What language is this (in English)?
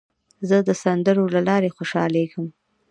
Pashto